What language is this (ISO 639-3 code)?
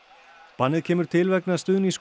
isl